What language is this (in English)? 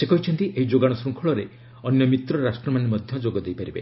Odia